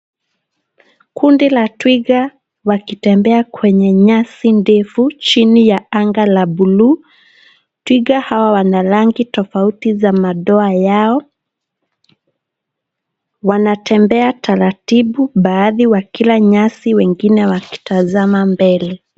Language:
Swahili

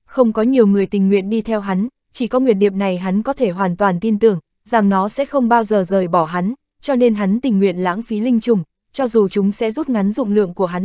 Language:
Vietnamese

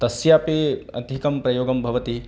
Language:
Sanskrit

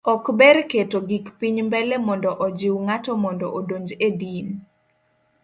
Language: Luo (Kenya and Tanzania)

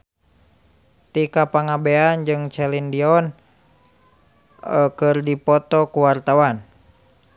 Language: Sundanese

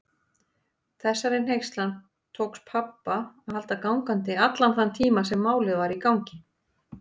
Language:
Icelandic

